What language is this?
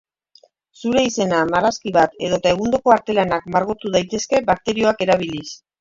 Basque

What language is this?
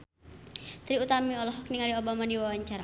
Sundanese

